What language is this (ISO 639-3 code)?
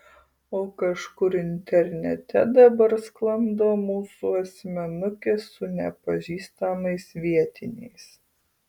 lit